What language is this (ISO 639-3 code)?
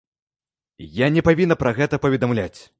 bel